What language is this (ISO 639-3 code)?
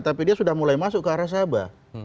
ind